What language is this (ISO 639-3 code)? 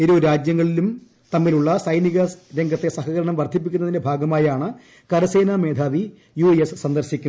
mal